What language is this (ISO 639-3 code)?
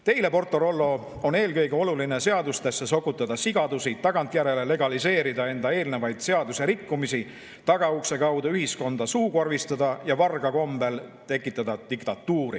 est